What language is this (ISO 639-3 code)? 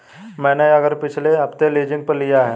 hin